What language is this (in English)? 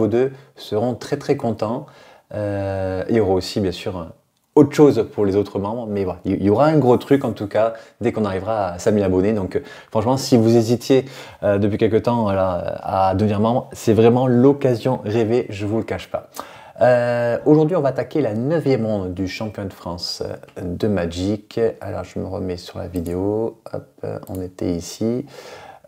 French